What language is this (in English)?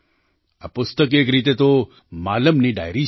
Gujarati